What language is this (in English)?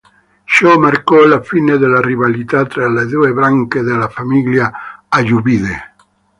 Italian